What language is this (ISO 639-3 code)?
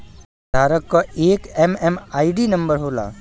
bho